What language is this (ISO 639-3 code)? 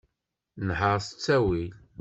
kab